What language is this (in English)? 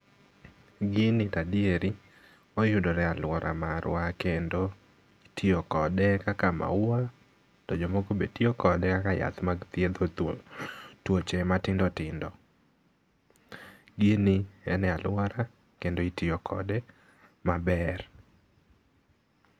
Luo (Kenya and Tanzania)